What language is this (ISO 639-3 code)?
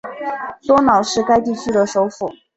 zho